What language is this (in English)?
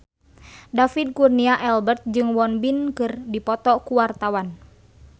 Sundanese